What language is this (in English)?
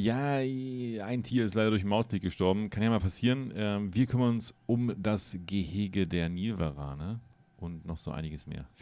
German